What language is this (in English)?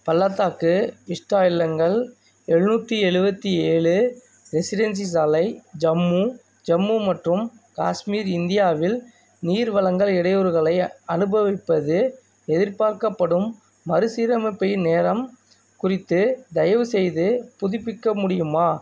Tamil